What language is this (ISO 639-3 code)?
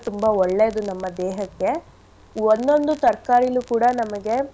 kan